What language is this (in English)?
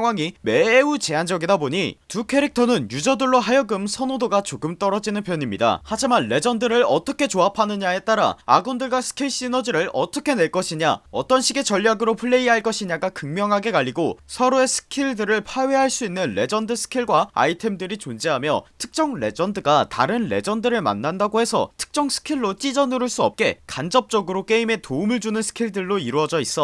Korean